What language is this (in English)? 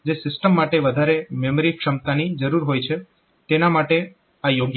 Gujarati